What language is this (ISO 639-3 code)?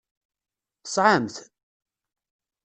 kab